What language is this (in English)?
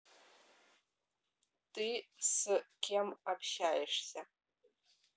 Russian